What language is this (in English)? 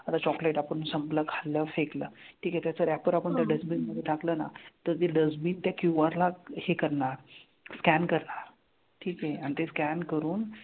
Marathi